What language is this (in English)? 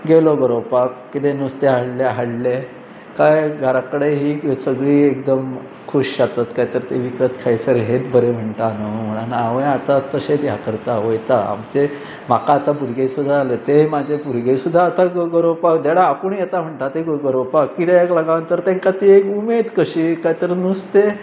Konkani